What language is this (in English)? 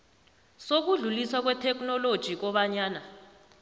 South Ndebele